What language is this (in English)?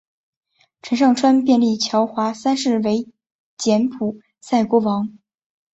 Chinese